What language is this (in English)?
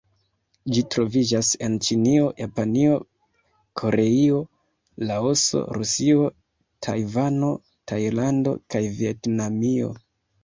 Esperanto